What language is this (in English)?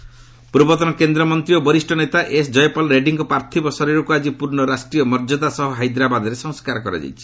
Odia